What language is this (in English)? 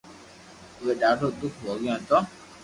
Loarki